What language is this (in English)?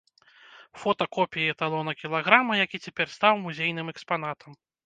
Belarusian